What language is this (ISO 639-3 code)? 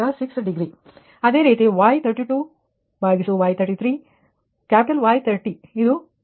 kan